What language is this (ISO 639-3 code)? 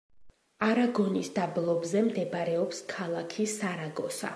kat